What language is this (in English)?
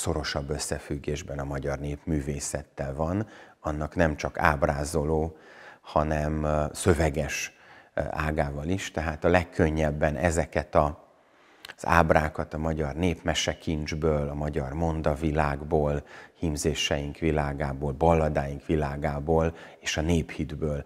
Hungarian